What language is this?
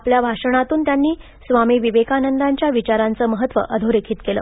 Marathi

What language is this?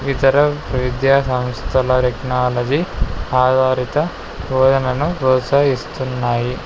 Telugu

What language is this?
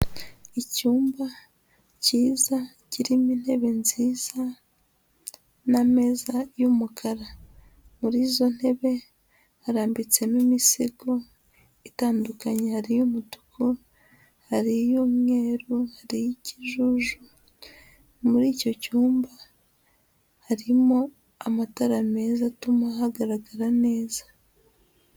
Kinyarwanda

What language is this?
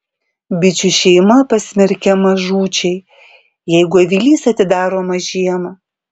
Lithuanian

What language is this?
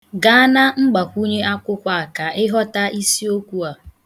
Igbo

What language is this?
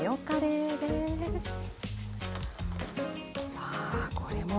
Japanese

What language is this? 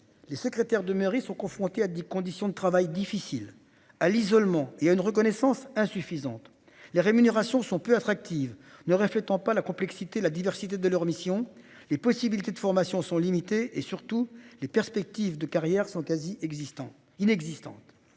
French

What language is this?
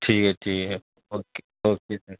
Urdu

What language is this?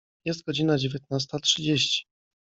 Polish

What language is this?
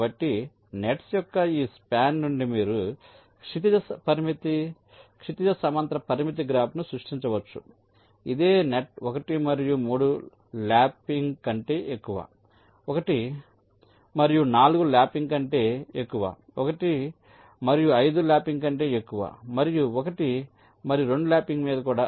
Telugu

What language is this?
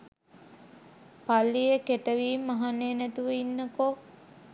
Sinhala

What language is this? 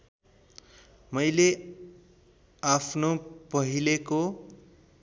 Nepali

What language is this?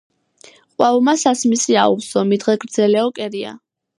Georgian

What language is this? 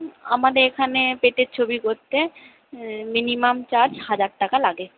Bangla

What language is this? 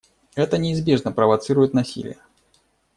Russian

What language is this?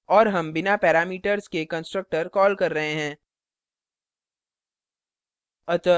Hindi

